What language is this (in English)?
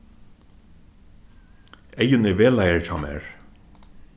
Faroese